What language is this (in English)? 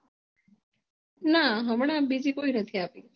Gujarati